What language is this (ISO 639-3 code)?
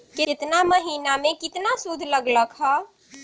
mag